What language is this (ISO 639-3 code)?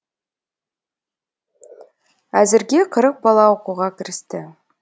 kaz